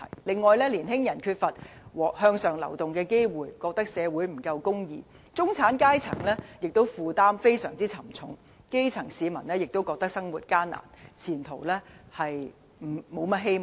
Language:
Cantonese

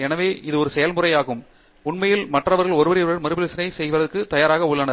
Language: Tamil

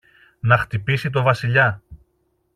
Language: Greek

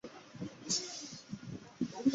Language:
Chinese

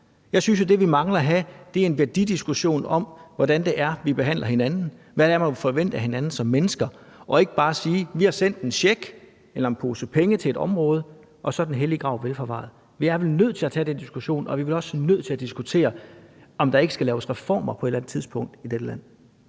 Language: Danish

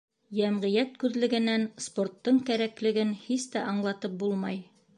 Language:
Bashkir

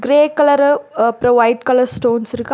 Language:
Tamil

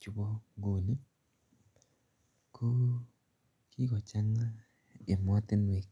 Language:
Kalenjin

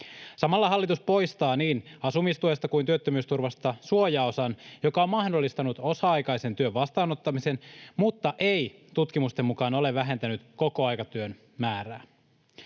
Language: Finnish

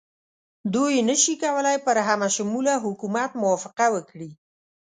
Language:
Pashto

